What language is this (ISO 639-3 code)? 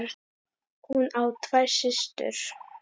isl